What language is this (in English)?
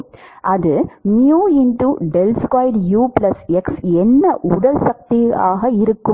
Tamil